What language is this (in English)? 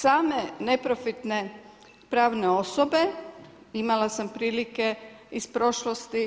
Croatian